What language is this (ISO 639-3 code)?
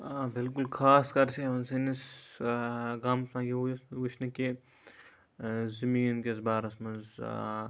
kas